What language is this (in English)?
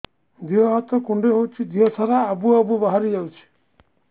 Odia